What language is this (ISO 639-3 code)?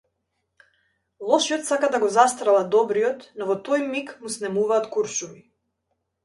mkd